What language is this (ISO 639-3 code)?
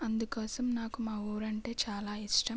tel